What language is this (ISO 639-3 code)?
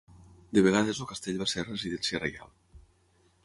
cat